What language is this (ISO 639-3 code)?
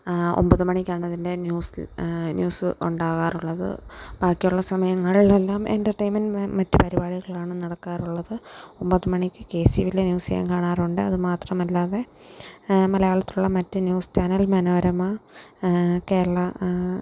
mal